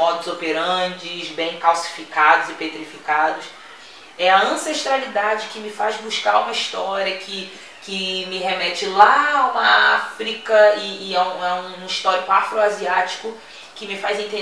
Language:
Portuguese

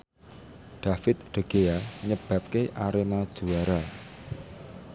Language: Javanese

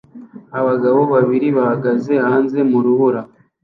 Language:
Kinyarwanda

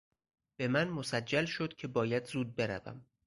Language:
Persian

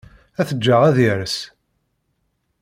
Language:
Kabyle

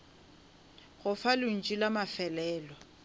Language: Northern Sotho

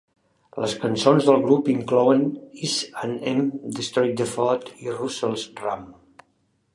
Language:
Catalan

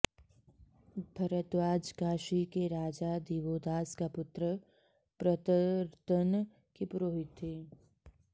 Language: Sanskrit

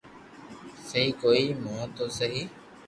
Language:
Loarki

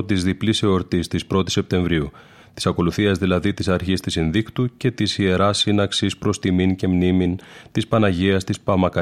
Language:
Greek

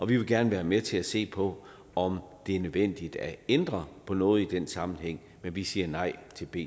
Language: Danish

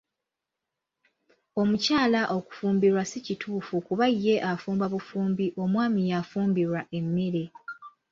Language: Ganda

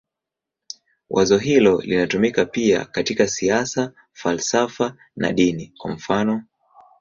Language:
Swahili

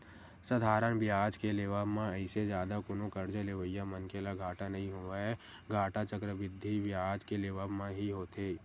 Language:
Chhattisgarhi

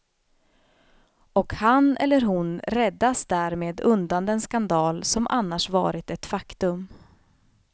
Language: Swedish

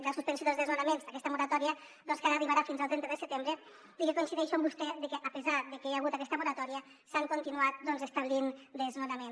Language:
Catalan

